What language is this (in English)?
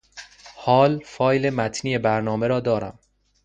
Persian